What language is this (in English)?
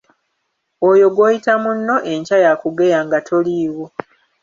Ganda